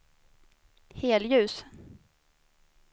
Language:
Swedish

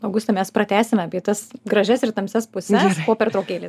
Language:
Lithuanian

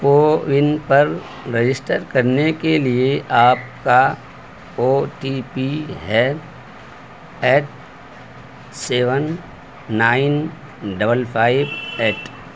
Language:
Urdu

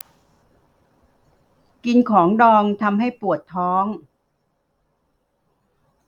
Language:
Thai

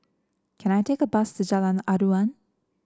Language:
English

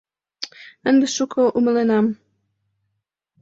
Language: Mari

